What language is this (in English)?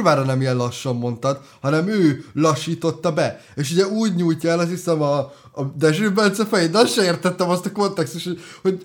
Hungarian